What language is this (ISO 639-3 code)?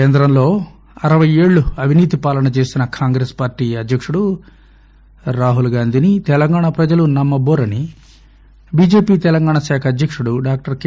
tel